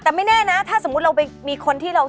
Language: Thai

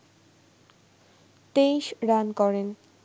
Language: Bangla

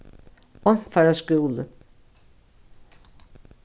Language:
Faroese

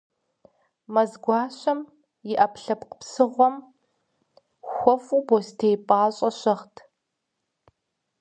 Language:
Kabardian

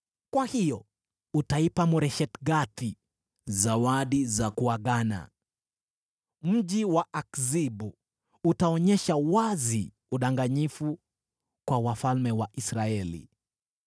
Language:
Swahili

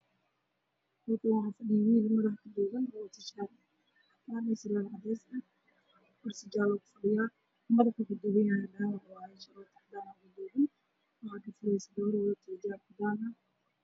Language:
Somali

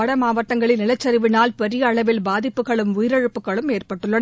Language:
Tamil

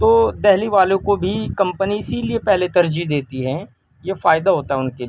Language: Urdu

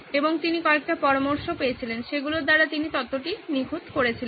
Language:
Bangla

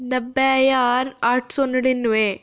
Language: Dogri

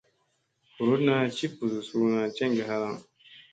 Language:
Musey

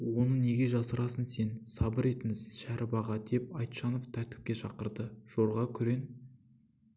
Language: Kazakh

